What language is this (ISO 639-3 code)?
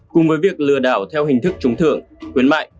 vie